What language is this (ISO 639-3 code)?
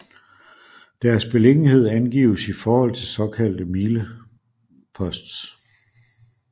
dan